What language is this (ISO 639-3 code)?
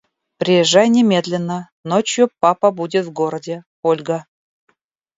rus